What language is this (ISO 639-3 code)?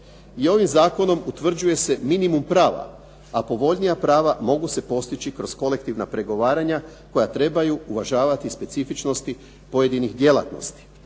hrv